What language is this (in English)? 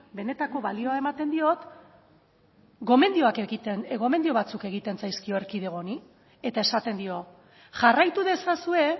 Basque